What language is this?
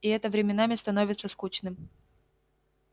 Russian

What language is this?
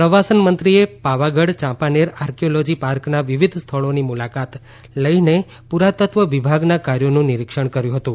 Gujarati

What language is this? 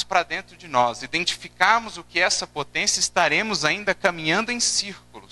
Portuguese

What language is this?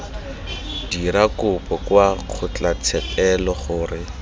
Tswana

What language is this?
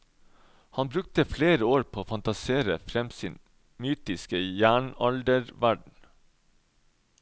Norwegian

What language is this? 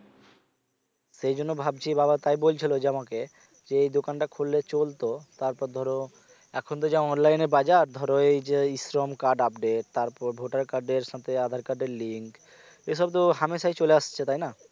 Bangla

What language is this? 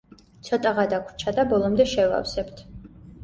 Georgian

